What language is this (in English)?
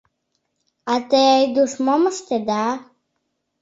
Mari